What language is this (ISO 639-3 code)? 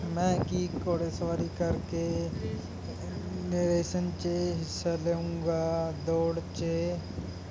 pan